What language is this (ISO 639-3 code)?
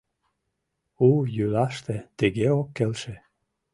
chm